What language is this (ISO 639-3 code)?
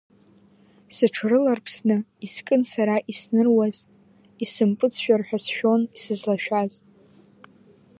abk